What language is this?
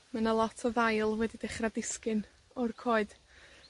Welsh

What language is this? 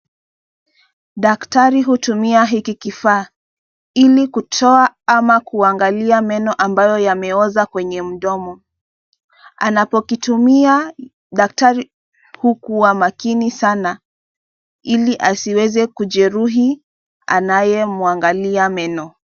Swahili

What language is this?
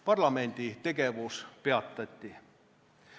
Estonian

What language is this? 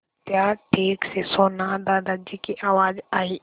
Hindi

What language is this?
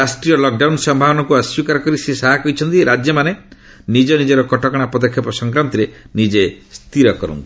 Odia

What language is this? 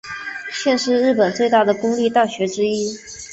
Chinese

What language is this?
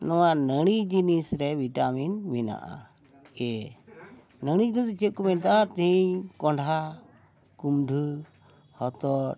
Santali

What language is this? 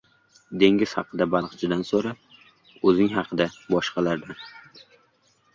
Uzbek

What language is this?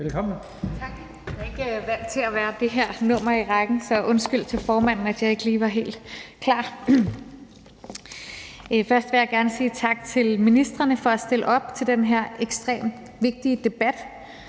Danish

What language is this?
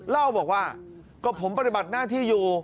Thai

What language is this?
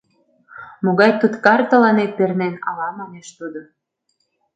Mari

